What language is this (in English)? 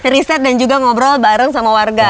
Indonesian